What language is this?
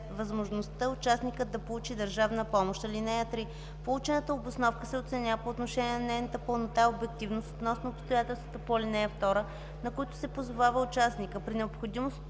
Bulgarian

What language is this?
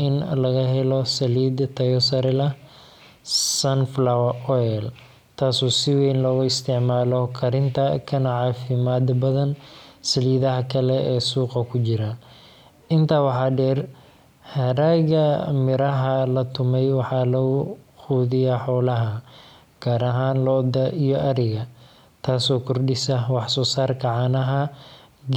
Somali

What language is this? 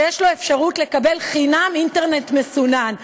Hebrew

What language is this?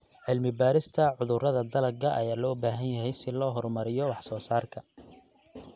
Somali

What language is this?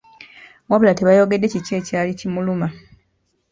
Ganda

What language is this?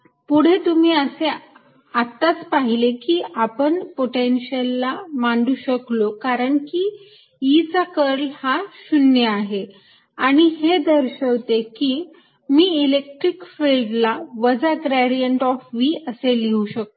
Marathi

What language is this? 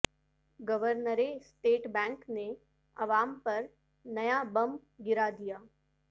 Urdu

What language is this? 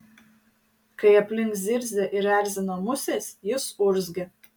Lithuanian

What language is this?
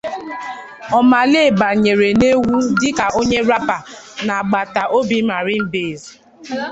Igbo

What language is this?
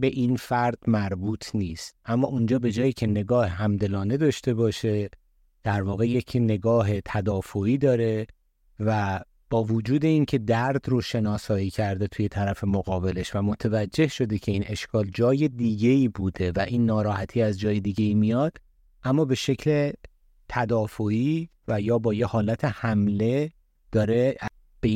Persian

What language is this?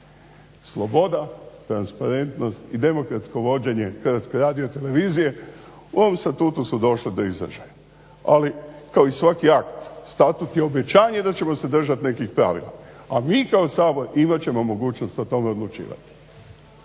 Croatian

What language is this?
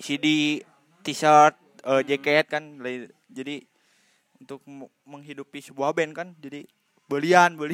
Indonesian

